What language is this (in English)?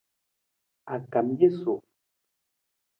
Nawdm